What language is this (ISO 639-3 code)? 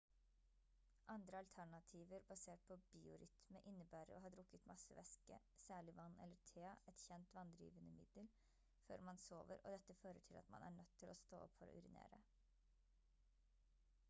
nob